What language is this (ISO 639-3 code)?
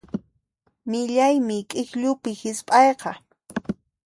qxp